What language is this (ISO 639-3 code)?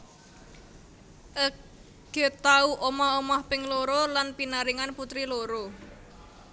jav